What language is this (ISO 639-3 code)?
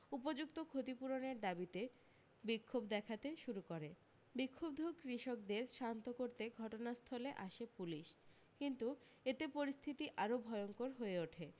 ben